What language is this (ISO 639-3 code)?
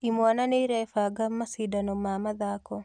kik